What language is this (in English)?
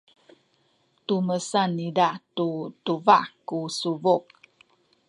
Sakizaya